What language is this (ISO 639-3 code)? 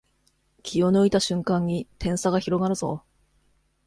jpn